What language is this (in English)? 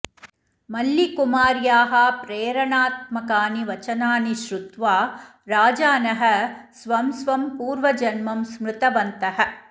Sanskrit